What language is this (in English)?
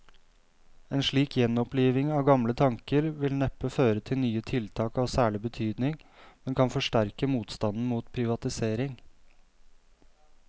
Norwegian